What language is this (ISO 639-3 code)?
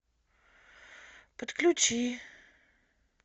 rus